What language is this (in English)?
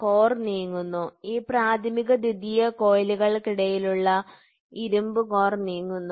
Malayalam